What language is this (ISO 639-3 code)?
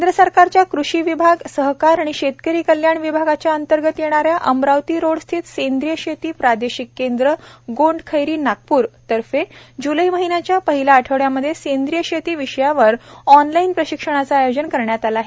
mar